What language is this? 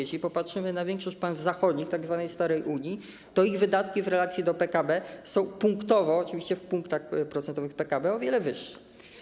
Polish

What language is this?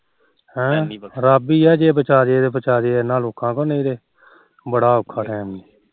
Punjabi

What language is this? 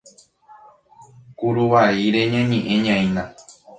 Guarani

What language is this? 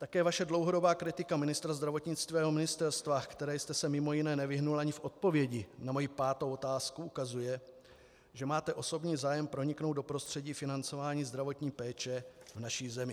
Czech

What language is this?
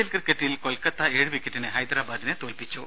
Malayalam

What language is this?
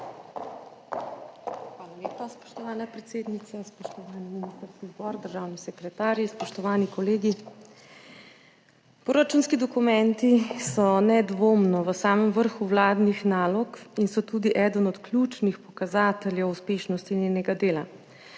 Slovenian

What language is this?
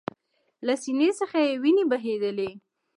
Pashto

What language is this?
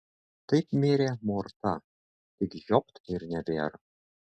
Lithuanian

